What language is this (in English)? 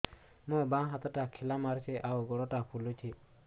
Odia